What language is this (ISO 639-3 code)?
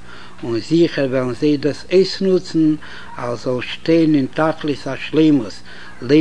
heb